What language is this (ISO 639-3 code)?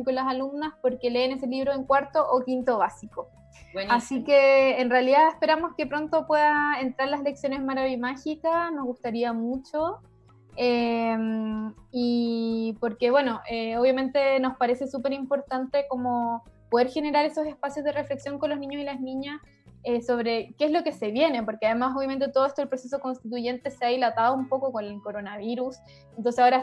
spa